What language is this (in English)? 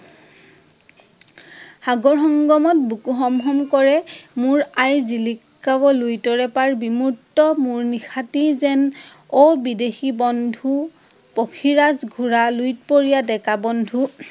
Assamese